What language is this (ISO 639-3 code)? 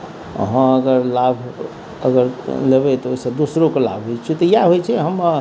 mai